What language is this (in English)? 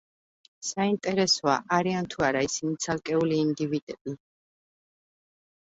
Georgian